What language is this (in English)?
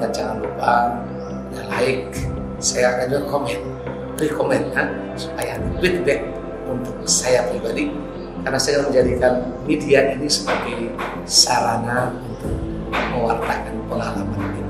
Indonesian